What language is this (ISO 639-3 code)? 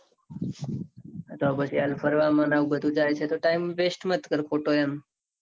guj